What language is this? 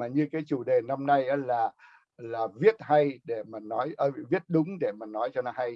Vietnamese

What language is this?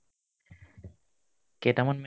Assamese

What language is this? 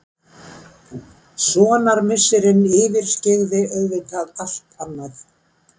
Icelandic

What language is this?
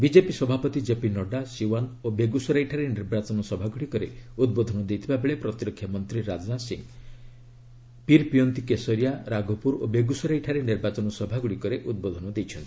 Odia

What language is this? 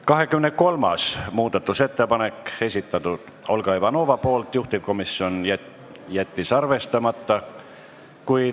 Estonian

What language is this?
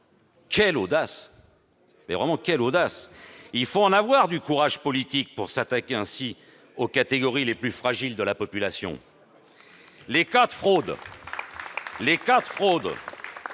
French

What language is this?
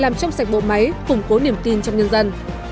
Vietnamese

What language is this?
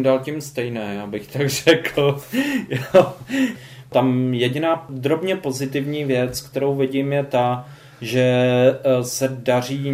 Czech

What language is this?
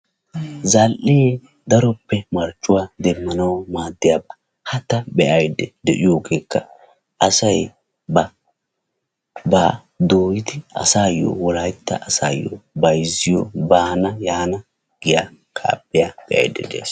Wolaytta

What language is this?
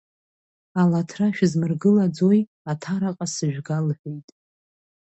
Abkhazian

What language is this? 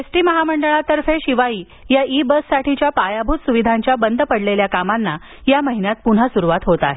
Marathi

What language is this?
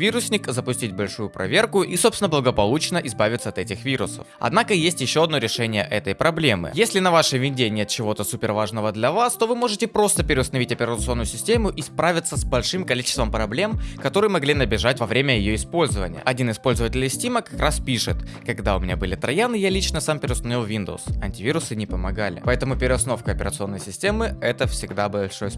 Russian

